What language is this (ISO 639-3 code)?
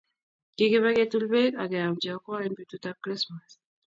kln